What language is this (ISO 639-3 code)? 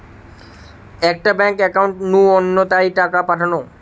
ben